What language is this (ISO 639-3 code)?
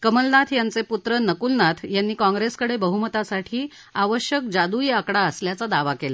mar